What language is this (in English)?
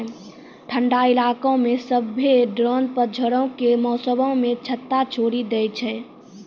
Maithili